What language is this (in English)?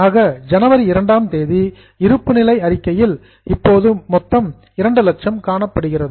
Tamil